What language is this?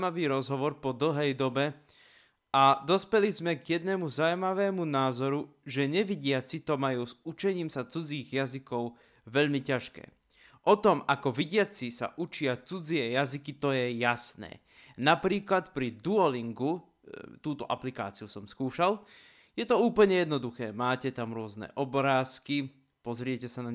Slovak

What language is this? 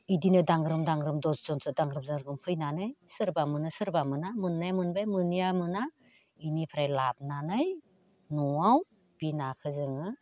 Bodo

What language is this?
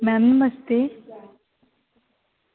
Dogri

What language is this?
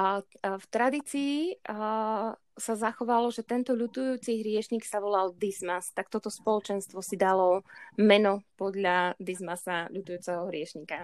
Slovak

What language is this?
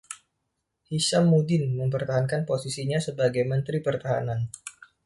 Indonesian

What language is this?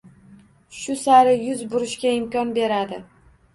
Uzbek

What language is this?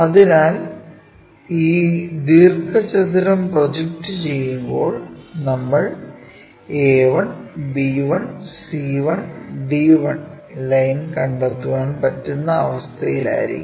Malayalam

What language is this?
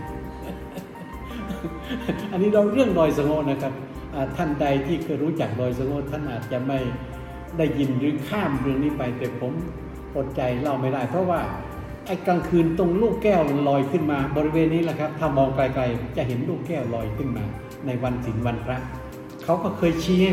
Thai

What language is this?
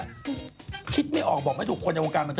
Thai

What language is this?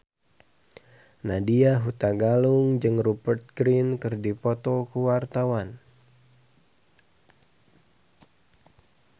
Sundanese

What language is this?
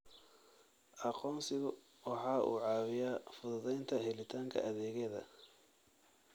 Somali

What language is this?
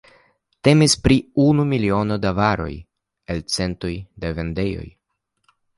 Esperanto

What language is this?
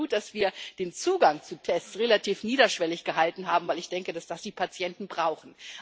German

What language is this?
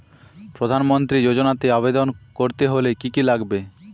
Bangla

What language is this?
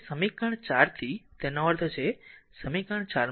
Gujarati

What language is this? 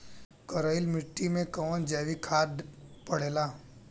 Bhojpuri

